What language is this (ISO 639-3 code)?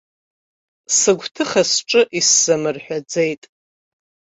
abk